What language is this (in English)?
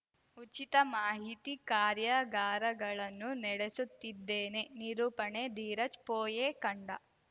Kannada